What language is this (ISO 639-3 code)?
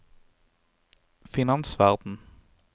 nor